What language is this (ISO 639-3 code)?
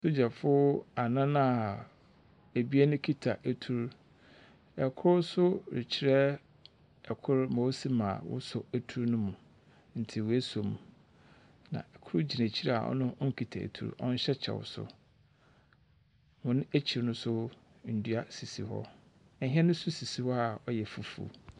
aka